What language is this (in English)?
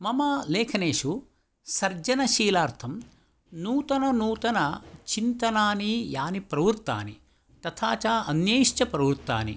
Sanskrit